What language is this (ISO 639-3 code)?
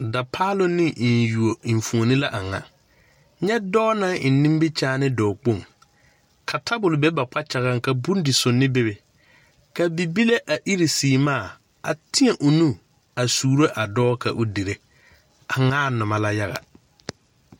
dga